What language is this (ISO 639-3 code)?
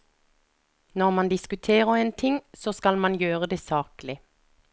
nor